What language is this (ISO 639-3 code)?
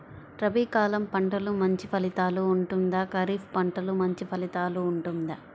tel